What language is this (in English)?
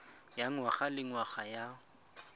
Tswana